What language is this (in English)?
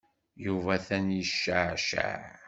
Kabyle